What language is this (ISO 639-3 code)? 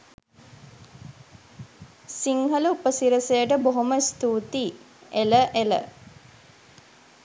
sin